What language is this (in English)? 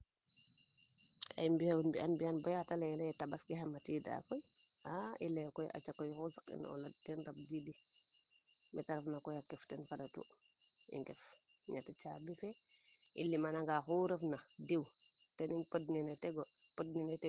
Serer